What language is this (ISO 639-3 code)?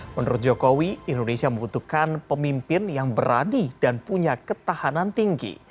ind